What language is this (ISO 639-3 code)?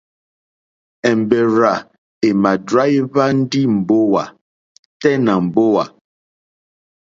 bri